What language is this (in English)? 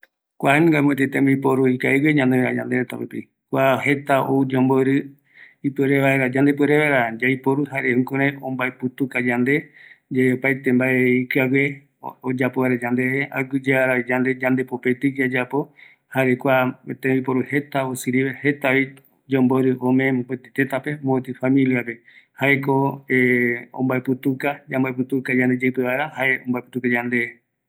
Eastern Bolivian Guaraní